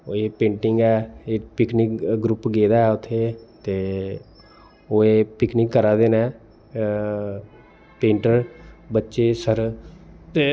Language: Dogri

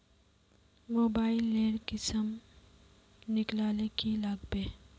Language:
Magahi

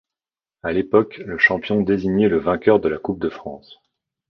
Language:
French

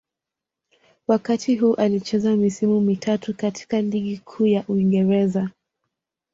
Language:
Swahili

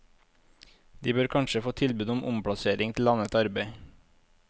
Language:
Norwegian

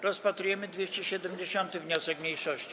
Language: Polish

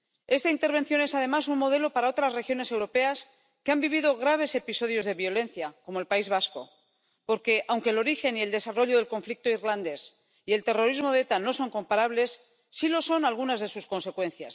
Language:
Spanish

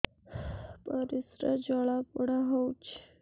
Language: Odia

